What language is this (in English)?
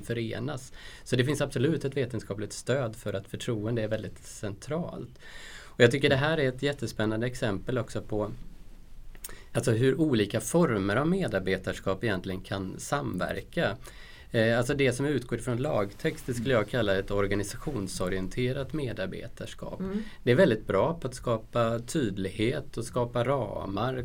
Swedish